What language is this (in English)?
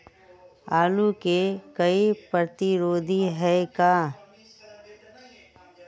Magahi